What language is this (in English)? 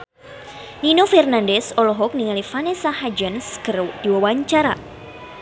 Sundanese